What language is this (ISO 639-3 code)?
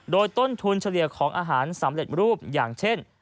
tha